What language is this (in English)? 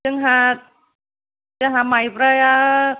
Bodo